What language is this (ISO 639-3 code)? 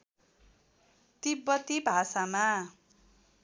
nep